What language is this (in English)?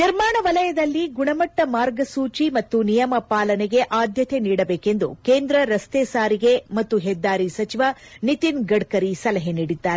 Kannada